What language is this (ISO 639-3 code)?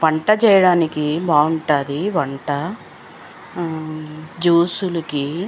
tel